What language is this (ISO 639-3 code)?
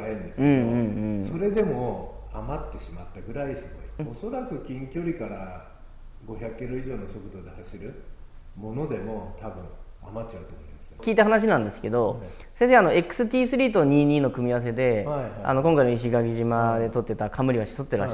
jpn